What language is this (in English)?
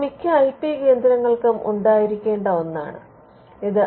Malayalam